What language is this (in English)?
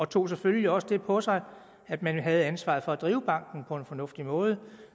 Danish